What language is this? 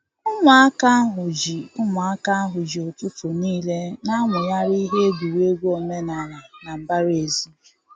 Igbo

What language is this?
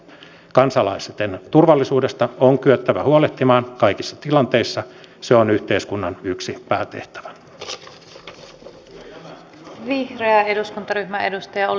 Finnish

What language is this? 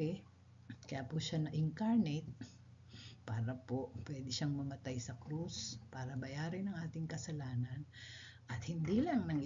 Filipino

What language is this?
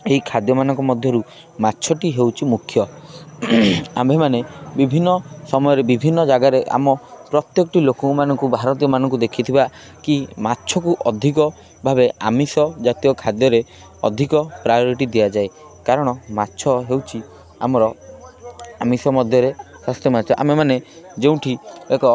Odia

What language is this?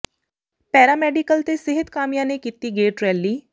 Punjabi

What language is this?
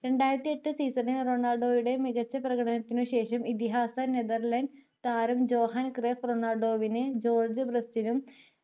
Malayalam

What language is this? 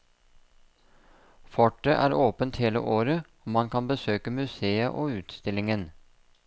Norwegian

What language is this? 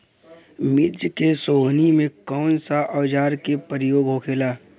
Bhojpuri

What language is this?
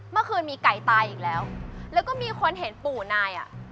Thai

